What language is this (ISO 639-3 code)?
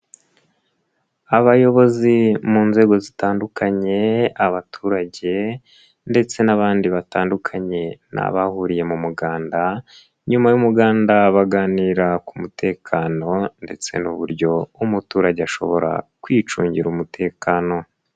kin